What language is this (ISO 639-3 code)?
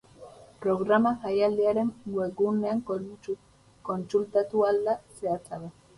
eus